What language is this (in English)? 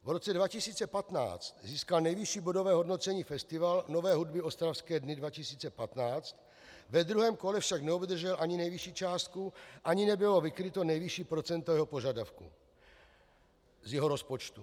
Czech